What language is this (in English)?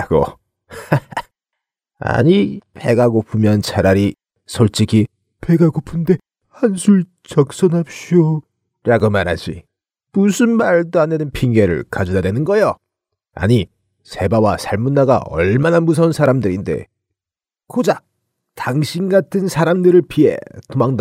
Korean